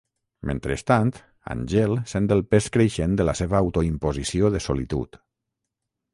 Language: Catalan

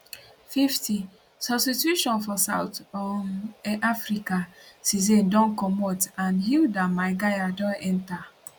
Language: Nigerian Pidgin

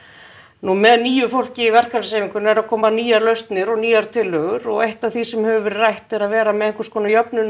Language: Icelandic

